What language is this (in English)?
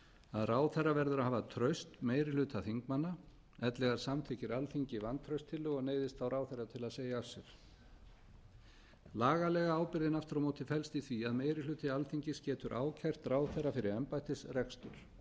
Icelandic